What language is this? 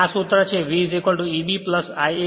Gujarati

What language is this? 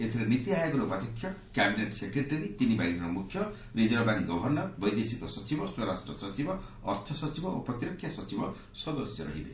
Odia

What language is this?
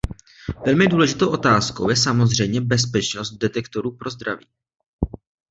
Czech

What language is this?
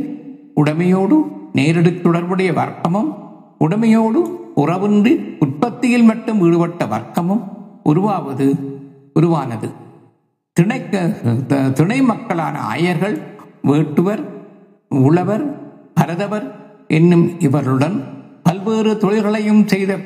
Tamil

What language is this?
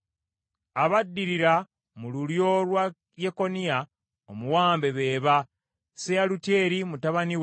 Ganda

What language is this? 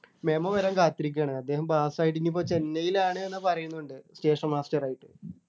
Malayalam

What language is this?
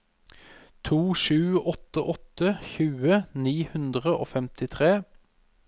Norwegian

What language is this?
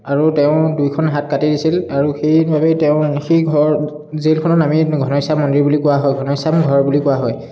Assamese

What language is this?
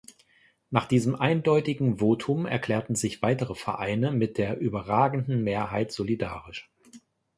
German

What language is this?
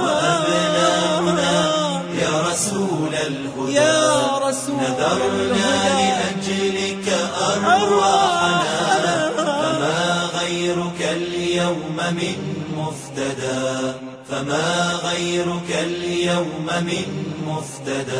Arabic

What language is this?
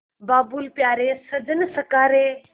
Hindi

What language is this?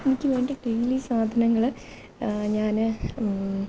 Malayalam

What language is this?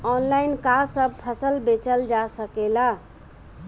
Bhojpuri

